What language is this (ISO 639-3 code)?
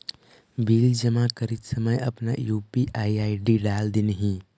mag